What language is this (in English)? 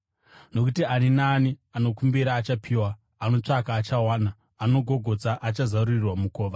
Shona